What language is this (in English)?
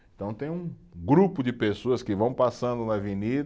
Portuguese